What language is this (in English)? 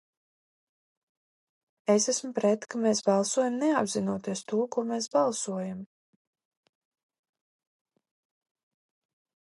Latvian